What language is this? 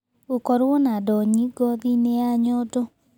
Kikuyu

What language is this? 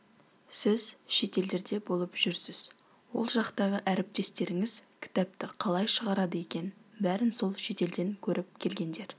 Kazakh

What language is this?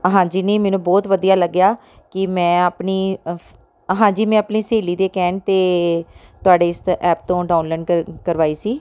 Punjabi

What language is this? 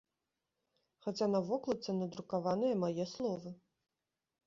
Belarusian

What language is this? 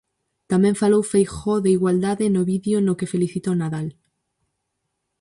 Galician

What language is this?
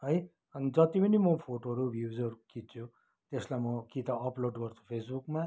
Nepali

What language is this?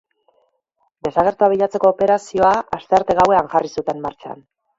Basque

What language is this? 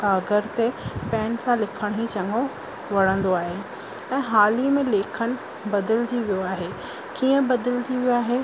Sindhi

